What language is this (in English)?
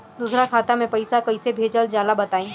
Bhojpuri